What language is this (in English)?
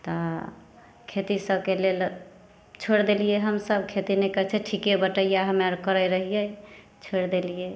Maithili